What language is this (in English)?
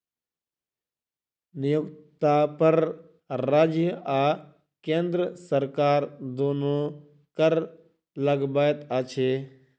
Maithili